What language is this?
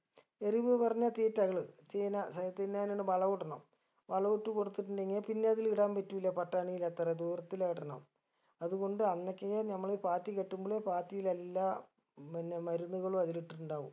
Malayalam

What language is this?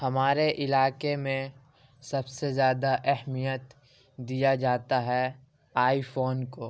Urdu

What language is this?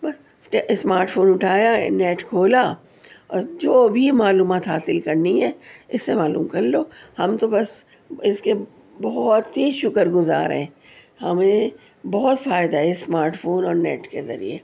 Urdu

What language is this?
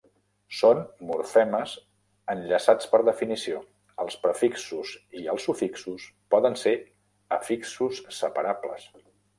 Catalan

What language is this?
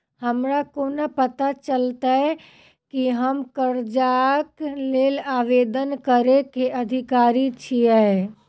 Maithili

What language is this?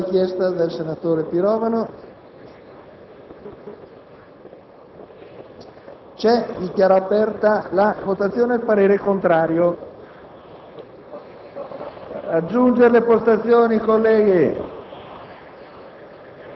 Italian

